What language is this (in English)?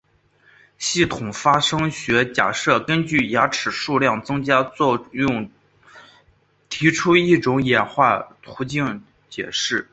Chinese